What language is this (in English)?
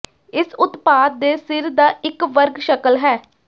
Punjabi